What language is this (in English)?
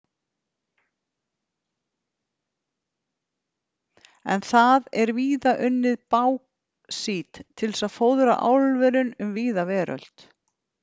Icelandic